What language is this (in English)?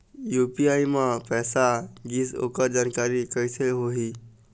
Chhattisgarhi